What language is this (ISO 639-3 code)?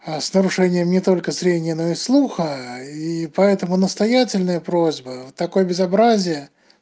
rus